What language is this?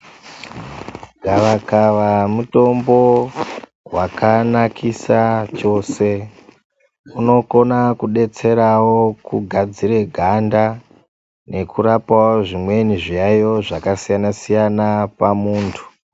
Ndau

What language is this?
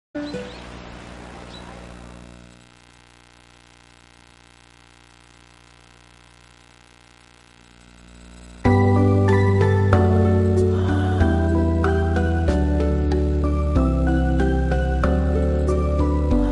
Japanese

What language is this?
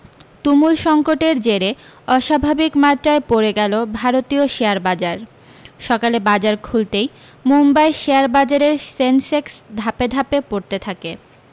Bangla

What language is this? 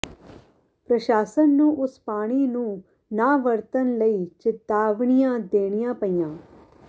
Punjabi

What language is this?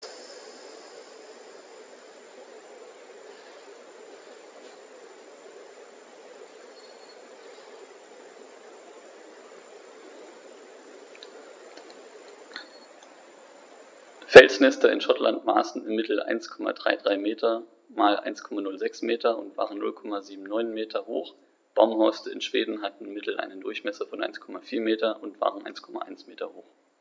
German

